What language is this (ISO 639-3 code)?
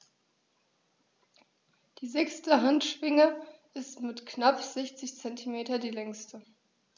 deu